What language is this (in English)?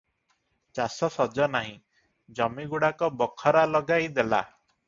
Odia